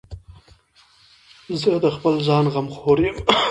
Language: Pashto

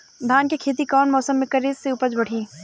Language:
Bhojpuri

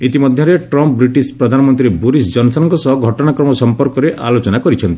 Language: Odia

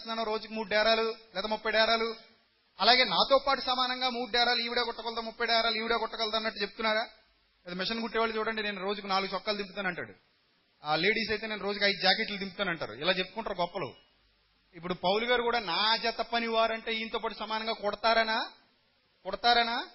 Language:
Telugu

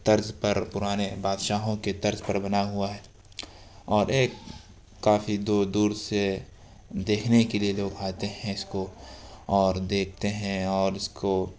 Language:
Urdu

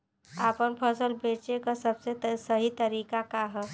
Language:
Bhojpuri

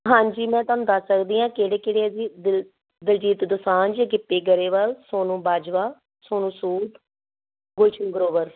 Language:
Punjabi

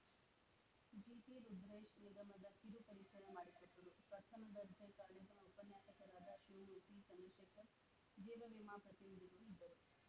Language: Kannada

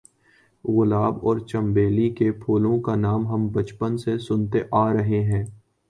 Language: Urdu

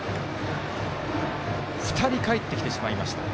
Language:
Japanese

